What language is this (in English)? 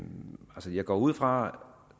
Danish